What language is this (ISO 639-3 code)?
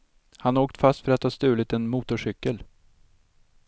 swe